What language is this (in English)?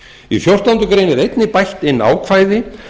Icelandic